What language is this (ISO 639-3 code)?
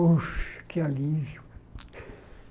por